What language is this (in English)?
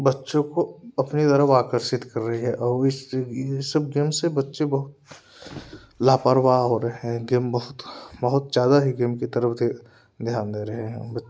Hindi